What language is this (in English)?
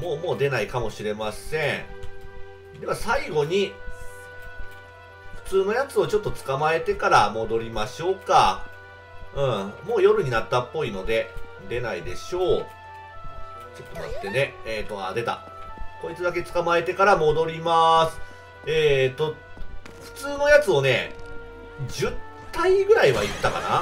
Japanese